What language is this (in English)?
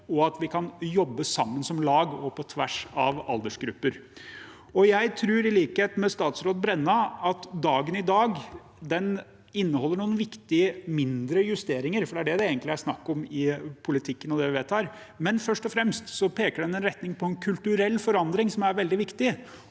Norwegian